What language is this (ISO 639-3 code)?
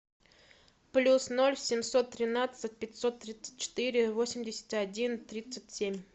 rus